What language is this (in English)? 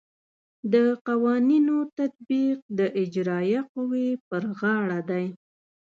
Pashto